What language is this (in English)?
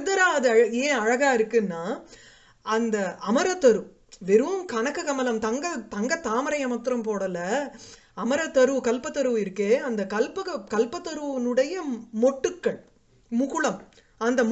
Sanskrit